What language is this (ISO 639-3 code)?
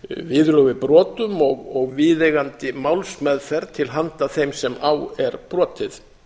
isl